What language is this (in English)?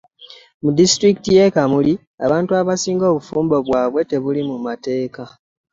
Ganda